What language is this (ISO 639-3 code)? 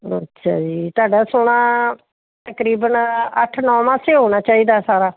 pan